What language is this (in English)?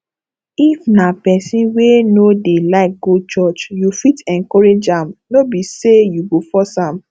Nigerian Pidgin